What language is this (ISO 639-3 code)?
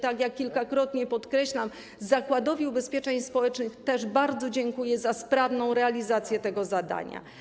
pol